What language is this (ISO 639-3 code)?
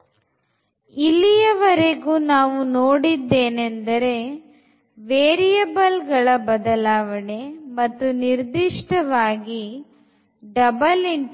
kan